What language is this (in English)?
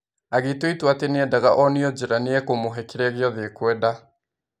Kikuyu